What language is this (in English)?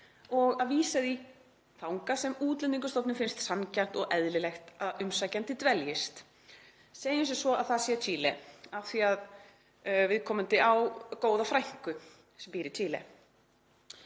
Icelandic